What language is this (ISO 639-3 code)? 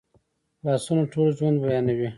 pus